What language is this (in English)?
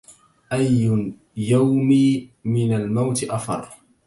Arabic